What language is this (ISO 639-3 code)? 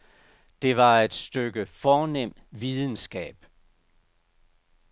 dan